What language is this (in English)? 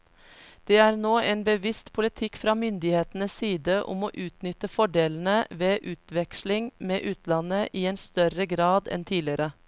Norwegian